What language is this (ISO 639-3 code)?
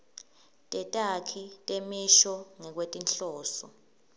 ssw